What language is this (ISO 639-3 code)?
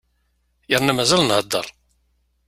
kab